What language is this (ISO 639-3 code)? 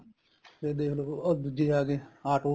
pan